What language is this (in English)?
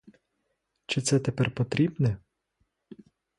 Ukrainian